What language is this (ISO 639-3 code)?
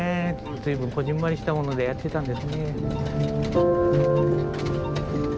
jpn